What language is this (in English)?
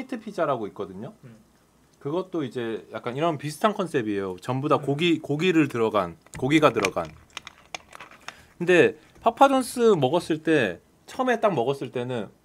Korean